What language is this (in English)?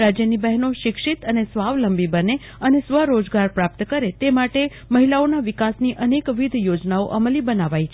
Gujarati